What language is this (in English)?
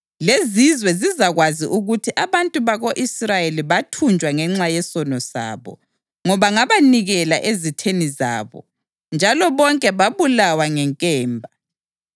North Ndebele